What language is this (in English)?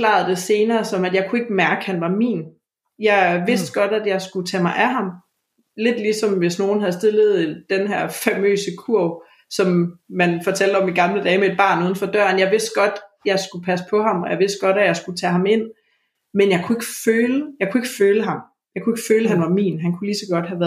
Danish